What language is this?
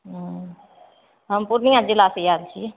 Maithili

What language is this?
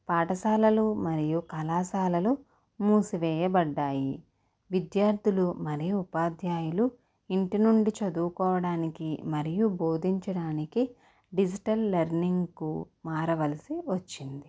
Telugu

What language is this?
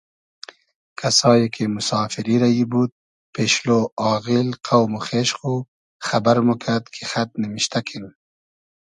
Hazaragi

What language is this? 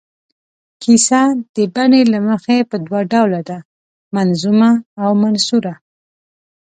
Pashto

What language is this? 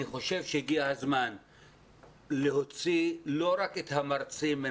Hebrew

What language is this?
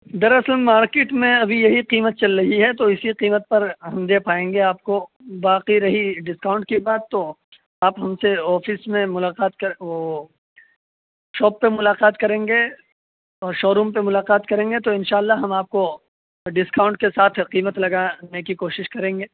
Urdu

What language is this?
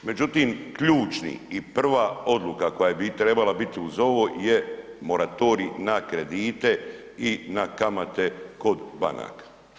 Croatian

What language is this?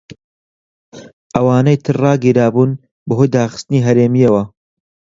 Central Kurdish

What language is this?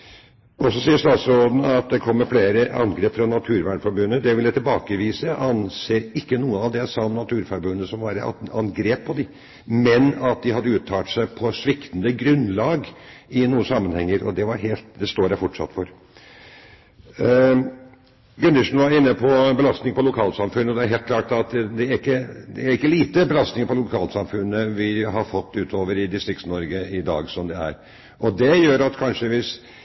Norwegian Bokmål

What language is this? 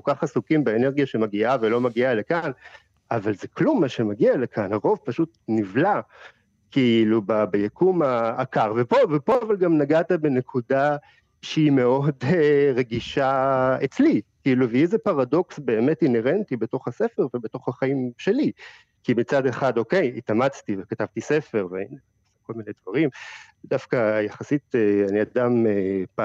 Hebrew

